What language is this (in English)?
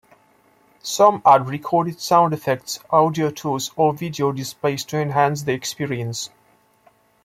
English